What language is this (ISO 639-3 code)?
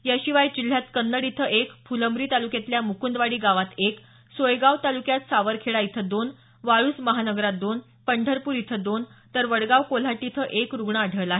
mar